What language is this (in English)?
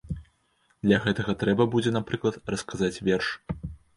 Belarusian